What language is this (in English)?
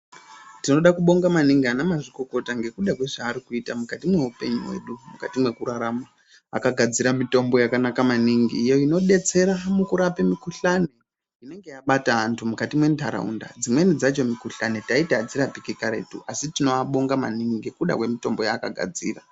Ndau